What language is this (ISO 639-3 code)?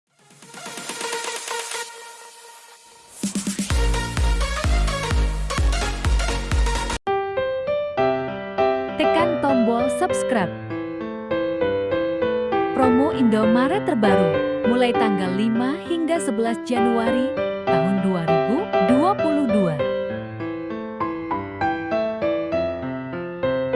ind